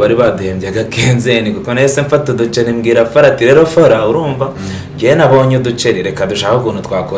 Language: Italian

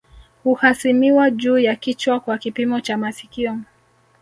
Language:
Swahili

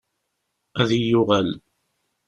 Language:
Kabyle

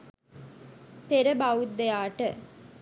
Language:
Sinhala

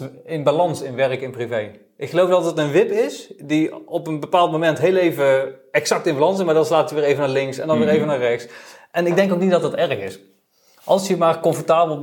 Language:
Dutch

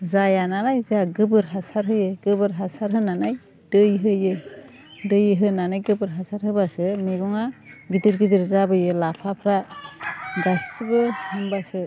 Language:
Bodo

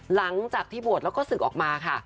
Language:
Thai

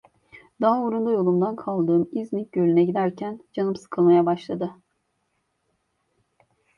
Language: Turkish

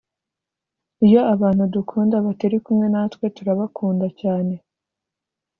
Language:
Kinyarwanda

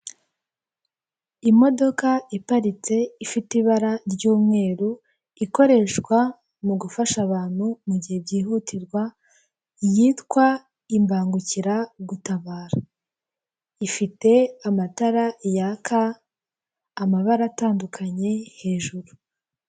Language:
Kinyarwanda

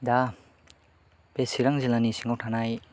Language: Bodo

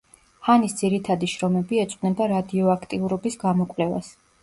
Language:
Georgian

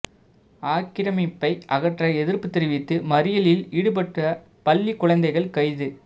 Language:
Tamil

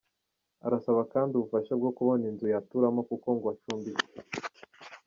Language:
Kinyarwanda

